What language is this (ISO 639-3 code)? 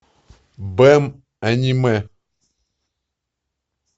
rus